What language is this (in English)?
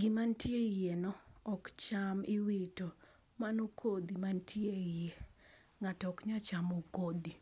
Luo (Kenya and Tanzania)